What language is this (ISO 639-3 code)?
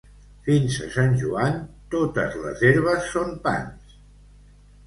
cat